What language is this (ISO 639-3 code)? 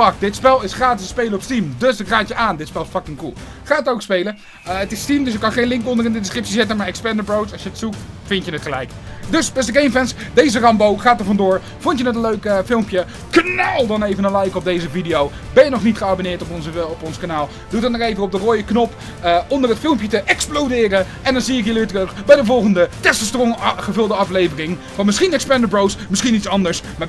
nld